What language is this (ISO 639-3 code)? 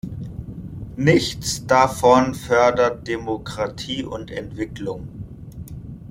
deu